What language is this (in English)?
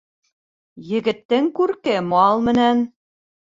Bashkir